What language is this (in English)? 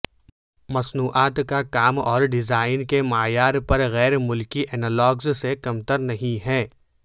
Urdu